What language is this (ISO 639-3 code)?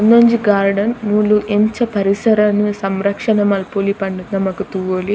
tcy